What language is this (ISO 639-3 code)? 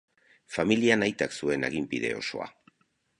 eus